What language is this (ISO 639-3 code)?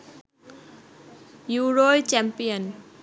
ben